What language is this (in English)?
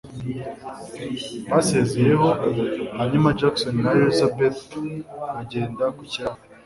Kinyarwanda